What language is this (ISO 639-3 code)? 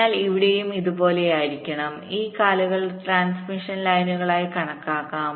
mal